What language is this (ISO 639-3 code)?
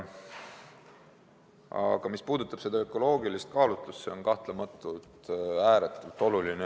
est